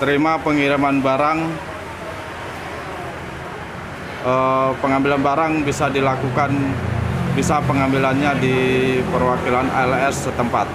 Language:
Indonesian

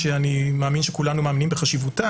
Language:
Hebrew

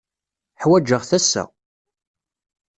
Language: Kabyle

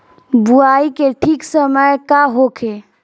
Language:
Bhojpuri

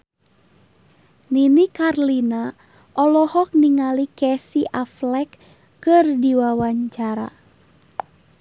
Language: Sundanese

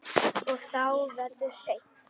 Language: Icelandic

